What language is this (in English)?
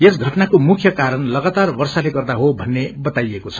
Nepali